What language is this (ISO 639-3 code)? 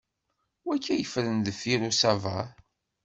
kab